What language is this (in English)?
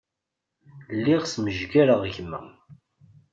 Kabyle